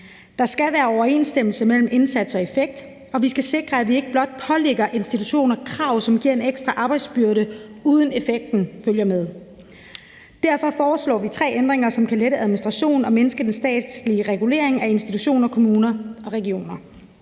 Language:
Danish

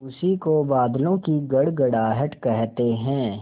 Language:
Hindi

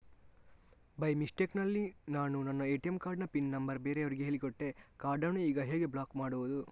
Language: Kannada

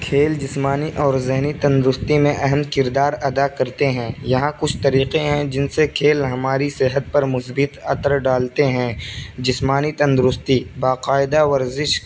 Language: Urdu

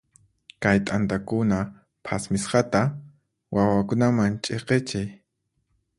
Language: Puno Quechua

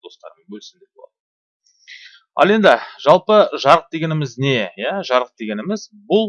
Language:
Turkish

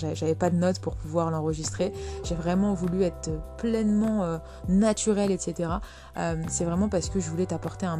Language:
French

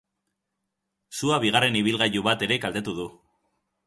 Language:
Basque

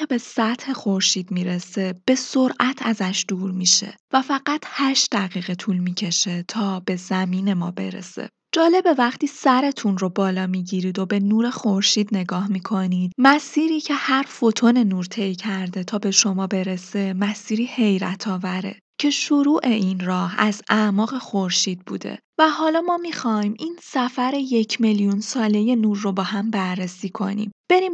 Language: Persian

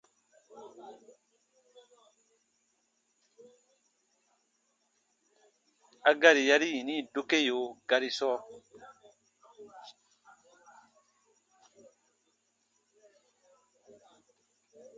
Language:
Baatonum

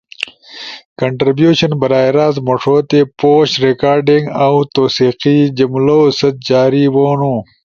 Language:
Ushojo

